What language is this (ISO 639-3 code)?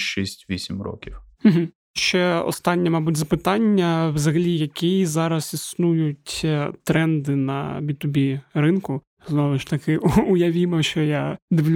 ukr